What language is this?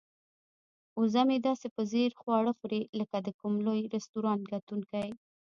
Pashto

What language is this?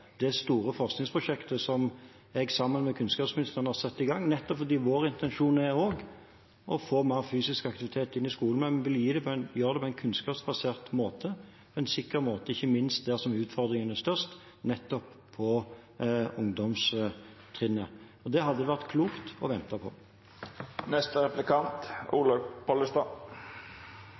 Norwegian Bokmål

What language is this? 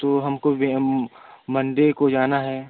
Hindi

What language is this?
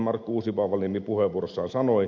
Finnish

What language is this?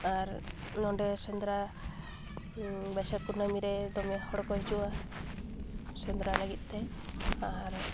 Santali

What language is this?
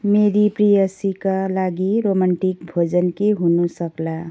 Nepali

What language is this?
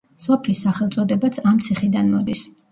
Georgian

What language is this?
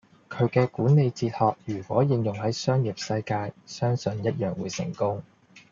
Cantonese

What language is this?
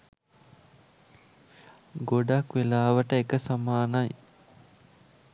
Sinhala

